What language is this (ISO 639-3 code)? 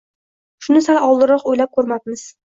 uzb